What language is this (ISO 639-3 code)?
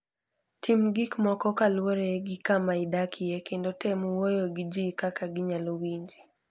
luo